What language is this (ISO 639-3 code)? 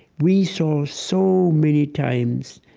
eng